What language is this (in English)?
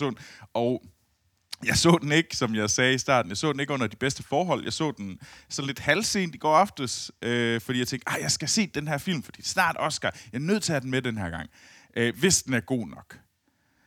Danish